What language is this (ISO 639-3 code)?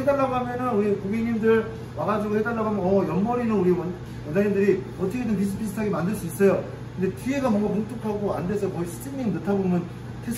kor